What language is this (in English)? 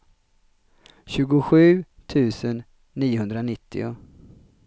Swedish